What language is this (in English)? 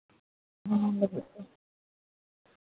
Santali